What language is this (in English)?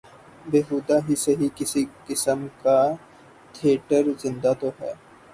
Urdu